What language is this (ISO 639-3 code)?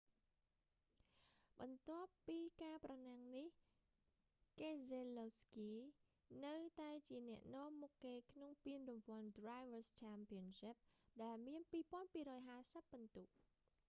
khm